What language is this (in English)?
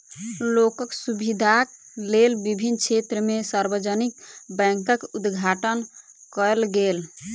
Maithili